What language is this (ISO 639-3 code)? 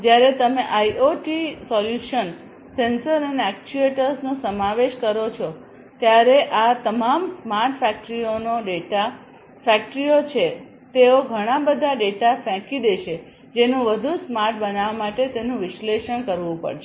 guj